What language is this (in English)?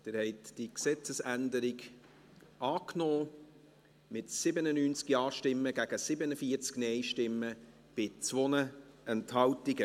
Swiss German